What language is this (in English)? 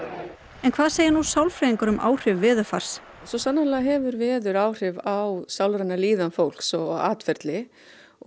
Icelandic